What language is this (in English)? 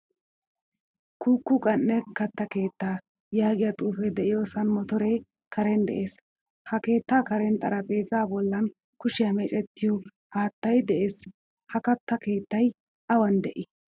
Wolaytta